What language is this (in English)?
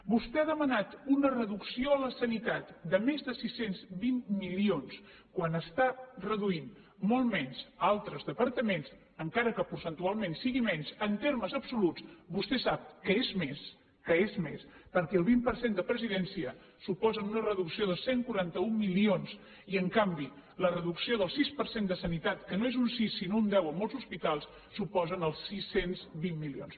Catalan